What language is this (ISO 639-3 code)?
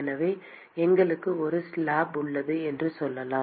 tam